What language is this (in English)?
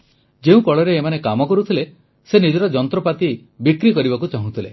Odia